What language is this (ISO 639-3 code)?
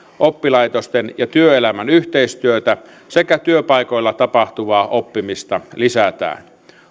fin